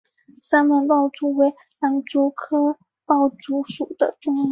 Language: Chinese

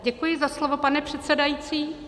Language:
Czech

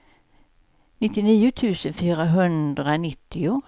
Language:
Swedish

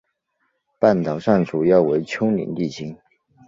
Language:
Chinese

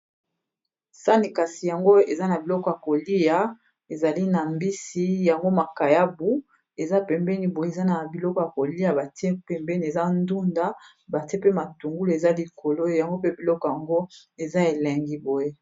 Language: Lingala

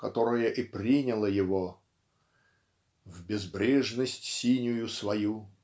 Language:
Russian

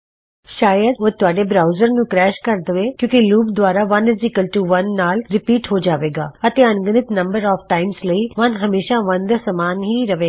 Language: Punjabi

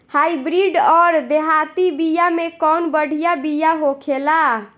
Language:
Bhojpuri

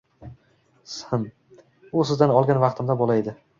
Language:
Uzbek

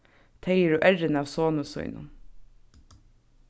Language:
Faroese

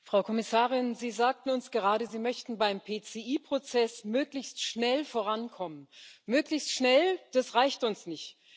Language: German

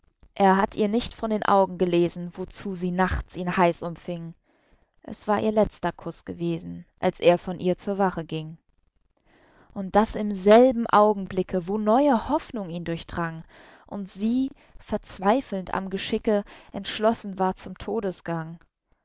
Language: German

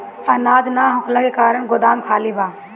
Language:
Bhojpuri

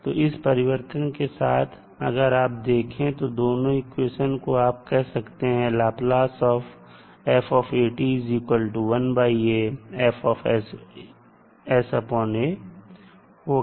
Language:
Hindi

